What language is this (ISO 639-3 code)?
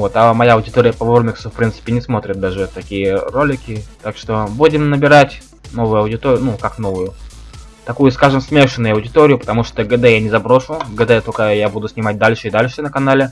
rus